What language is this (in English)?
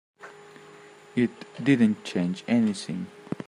English